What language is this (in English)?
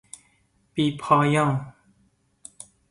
Persian